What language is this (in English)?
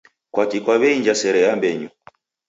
Taita